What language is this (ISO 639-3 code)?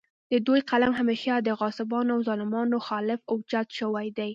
pus